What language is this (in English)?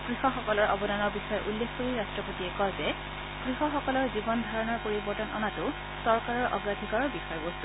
Assamese